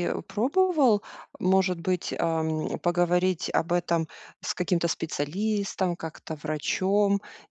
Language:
Russian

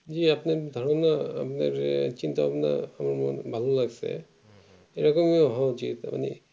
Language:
Bangla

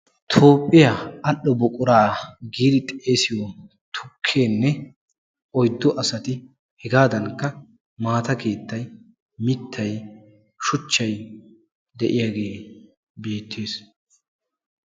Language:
Wolaytta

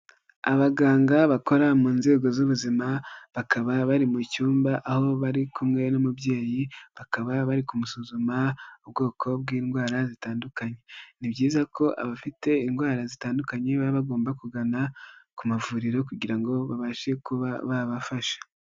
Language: Kinyarwanda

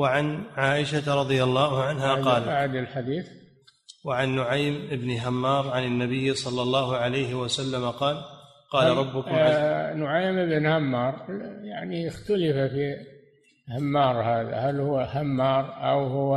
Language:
Arabic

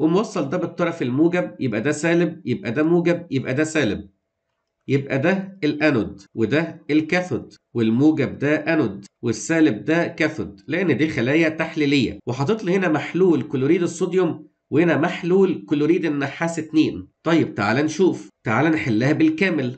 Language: Arabic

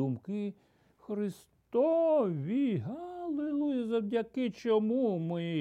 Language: Ukrainian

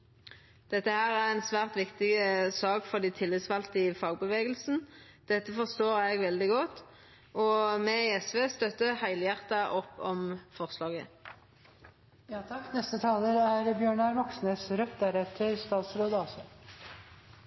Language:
Norwegian Nynorsk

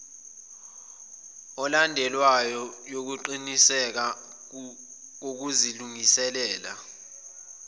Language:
Zulu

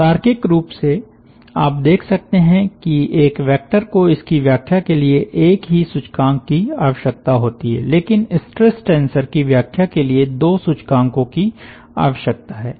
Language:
Hindi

